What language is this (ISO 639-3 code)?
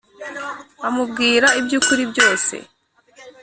kin